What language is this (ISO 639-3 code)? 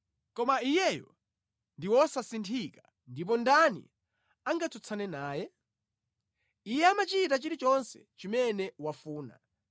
nya